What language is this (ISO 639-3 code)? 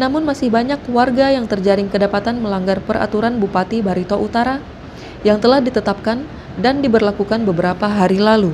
ind